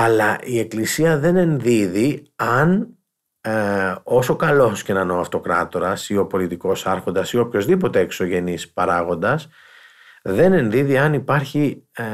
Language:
Greek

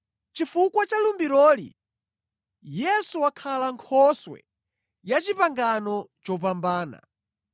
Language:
Nyanja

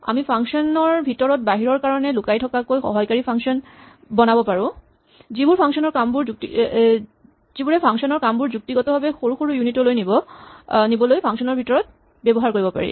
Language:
Assamese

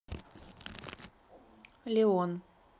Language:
Russian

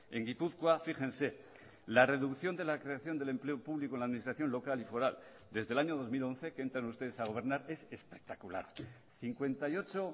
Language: Spanish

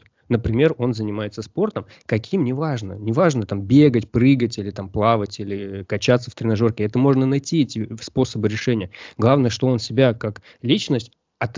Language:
Russian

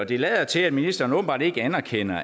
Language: Danish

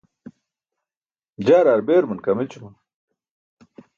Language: Burushaski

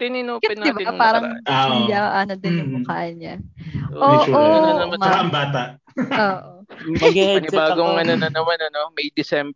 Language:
Filipino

